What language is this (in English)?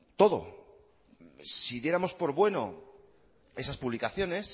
Spanish